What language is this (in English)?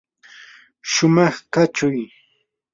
Yanahuanca Pasco Quechua